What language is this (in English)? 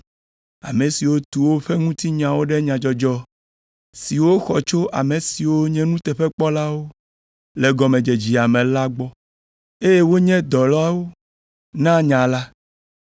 Ewe